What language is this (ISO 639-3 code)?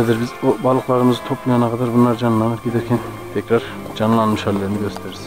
tur